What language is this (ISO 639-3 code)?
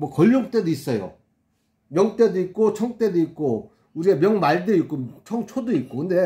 kor